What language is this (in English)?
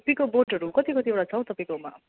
Nepali